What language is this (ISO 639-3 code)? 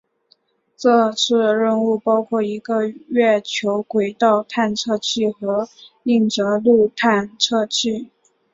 zho